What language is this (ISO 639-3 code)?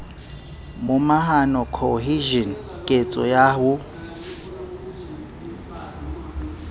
sot